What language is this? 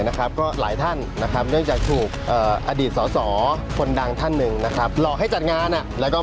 Thai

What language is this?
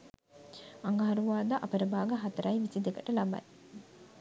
Sinhala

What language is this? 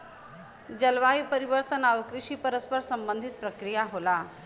Bhojpuri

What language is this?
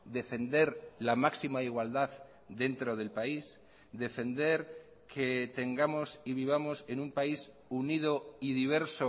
Spanish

